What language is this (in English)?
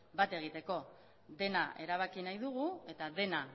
Basque